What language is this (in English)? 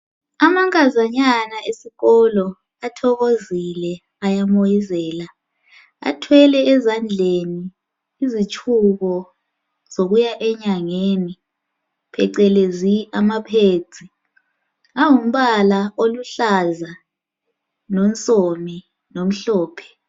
North Ndebele